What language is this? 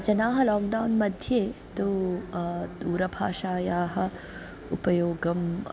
Sanskrit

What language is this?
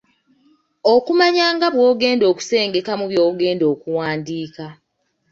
Ganda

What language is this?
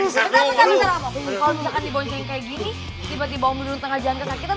Indonesian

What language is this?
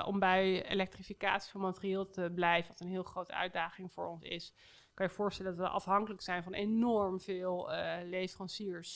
Dutch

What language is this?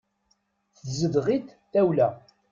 Kabyle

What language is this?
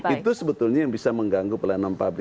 Indonesian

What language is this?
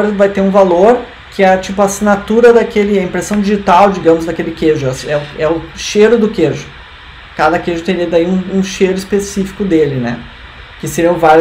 Portuguese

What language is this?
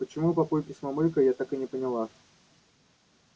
Russian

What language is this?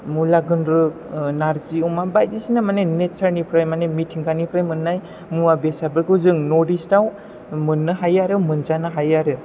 Bodo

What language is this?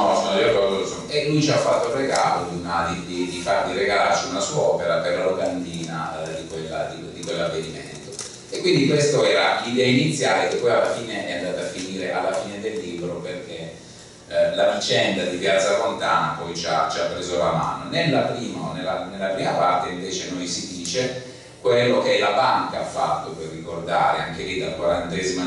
Italian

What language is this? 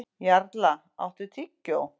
Icelandic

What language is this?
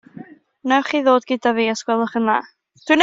Welsh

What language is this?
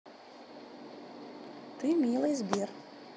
Russian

